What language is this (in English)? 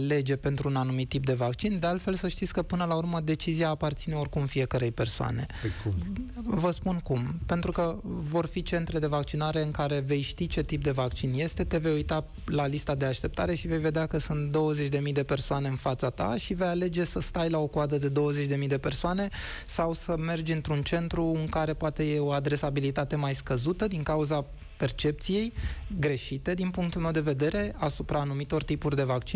Romanian